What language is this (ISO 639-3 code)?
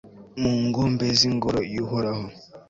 kin